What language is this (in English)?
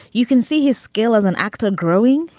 English